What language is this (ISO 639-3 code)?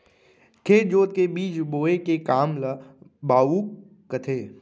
hne